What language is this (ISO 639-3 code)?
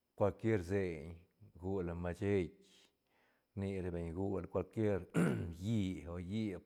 ztn